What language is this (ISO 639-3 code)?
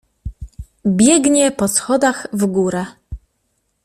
pol